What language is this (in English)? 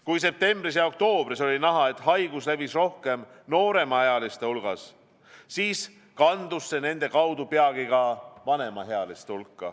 Estonian